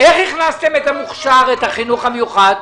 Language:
Hebrew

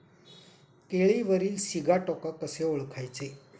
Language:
Marathi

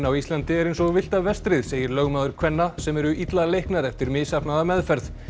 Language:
Icelandic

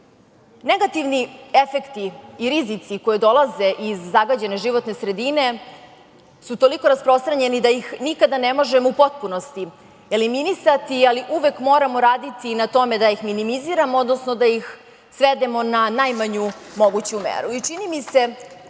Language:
Serbian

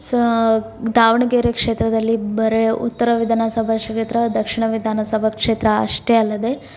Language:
Kannada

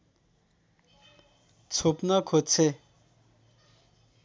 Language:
Nepali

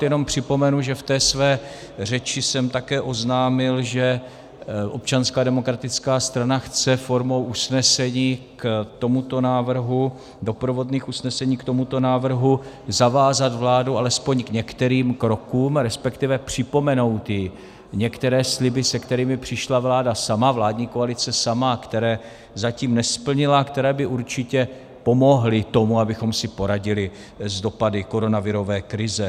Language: Czech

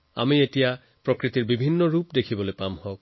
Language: Assamese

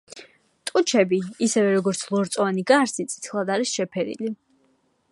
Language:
Georgian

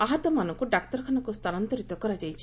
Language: Odia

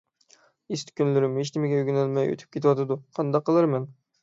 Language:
Uyghur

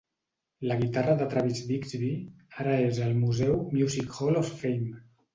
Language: Catalan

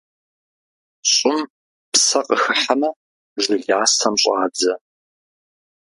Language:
Kabardian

